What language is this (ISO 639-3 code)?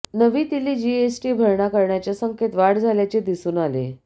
mar